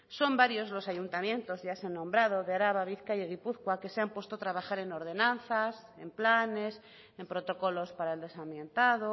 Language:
Spanish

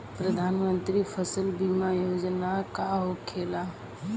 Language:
Bhojpuri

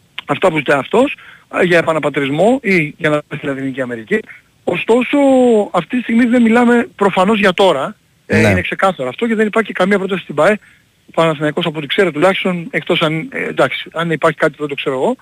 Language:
Greek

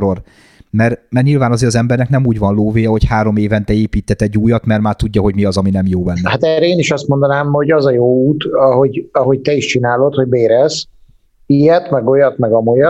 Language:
Hungarian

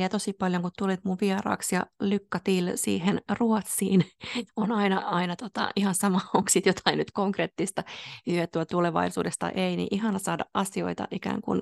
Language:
Finnish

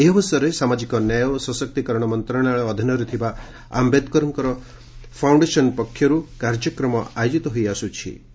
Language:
Odia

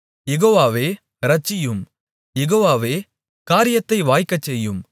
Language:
Tamil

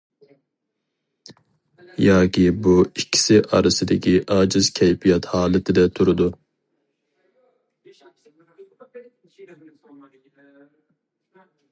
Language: Uyghur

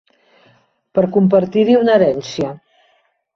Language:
Catalan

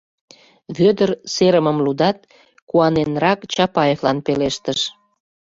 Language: Mari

